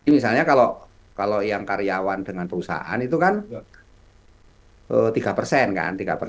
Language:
Indonesian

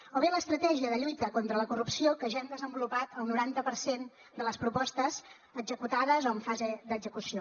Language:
Catalan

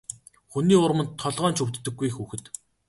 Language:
Mongolian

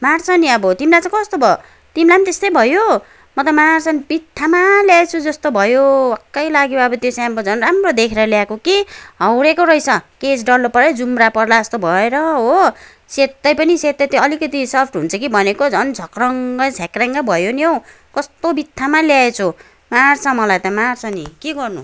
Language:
Nepali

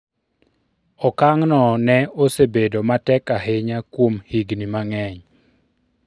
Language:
Luo (Kenya and Tanzania)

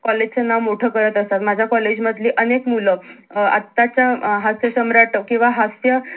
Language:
Marathi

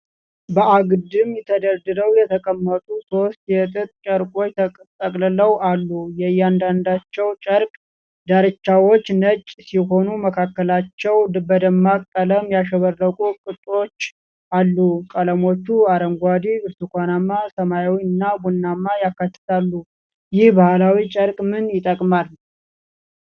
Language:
Amharic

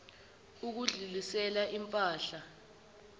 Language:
Zulu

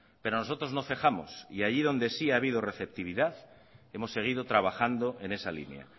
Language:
Spanish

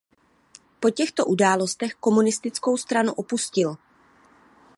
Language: Czech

